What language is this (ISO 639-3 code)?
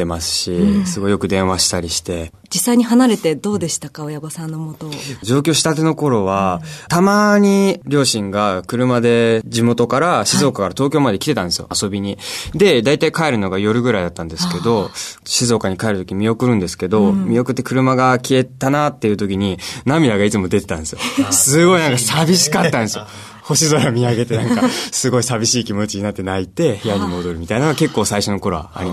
jpn